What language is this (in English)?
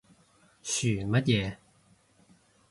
Cantonese